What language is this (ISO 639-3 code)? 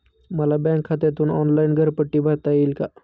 mar